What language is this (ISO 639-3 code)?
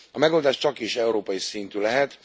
hun